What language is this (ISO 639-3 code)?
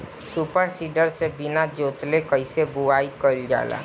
bho